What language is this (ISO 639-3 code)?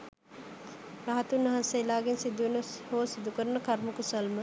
sin